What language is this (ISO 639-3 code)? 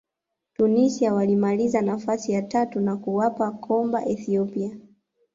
swa